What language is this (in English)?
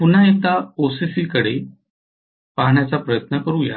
Marathi